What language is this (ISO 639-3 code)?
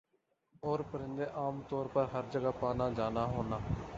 urd